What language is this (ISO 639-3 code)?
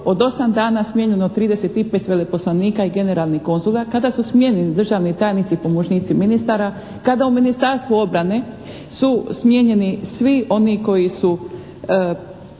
hrv